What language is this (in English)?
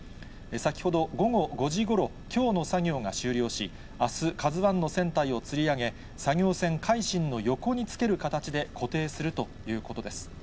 Japanese